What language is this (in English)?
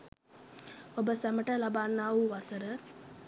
Sinhala